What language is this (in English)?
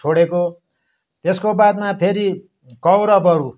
Nepali